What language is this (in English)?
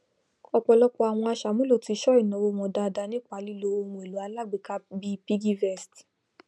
Yoruba